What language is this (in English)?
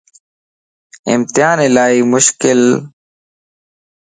Lasi